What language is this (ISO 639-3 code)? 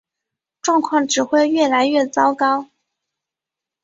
zho